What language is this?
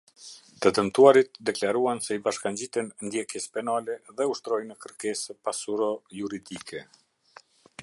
Albanian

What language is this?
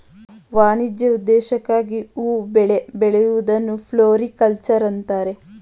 Kannada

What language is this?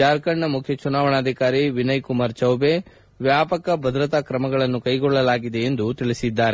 Kannada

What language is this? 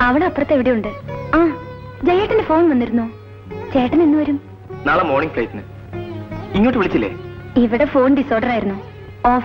Malayalam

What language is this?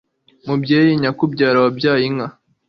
Kinyarwanda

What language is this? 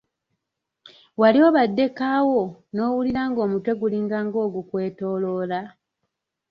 Ganda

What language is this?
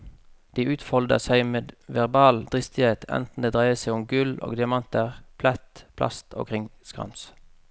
Norwegian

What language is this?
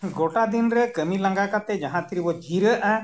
Santali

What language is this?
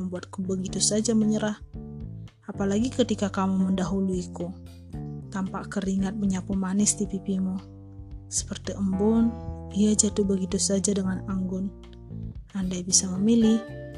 Indonesian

